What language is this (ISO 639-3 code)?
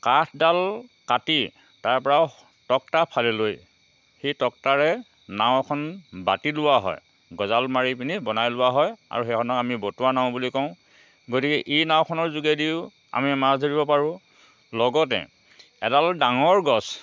asm